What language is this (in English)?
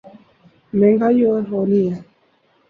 Urdu